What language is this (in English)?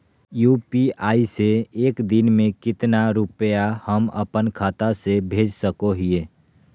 Magahi